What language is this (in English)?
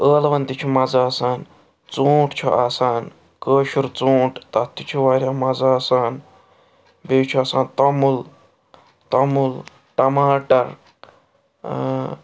Kashmiri